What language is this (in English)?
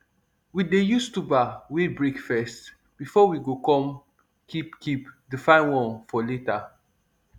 Nigerian Pidgin